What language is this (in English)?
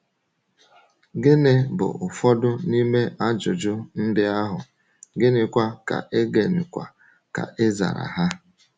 Igbo